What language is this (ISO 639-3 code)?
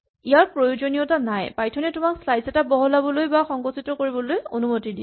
asm